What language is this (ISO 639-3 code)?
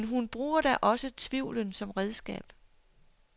dan